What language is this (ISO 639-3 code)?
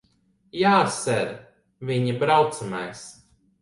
lav